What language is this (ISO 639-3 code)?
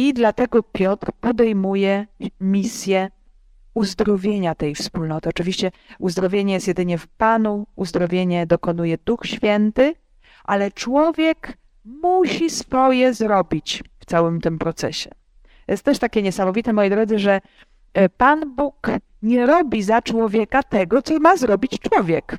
pol